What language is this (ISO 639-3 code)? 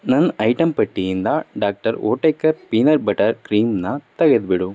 kan